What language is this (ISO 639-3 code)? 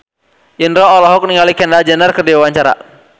sun